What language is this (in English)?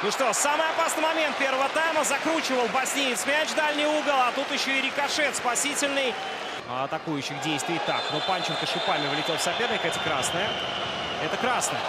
Russian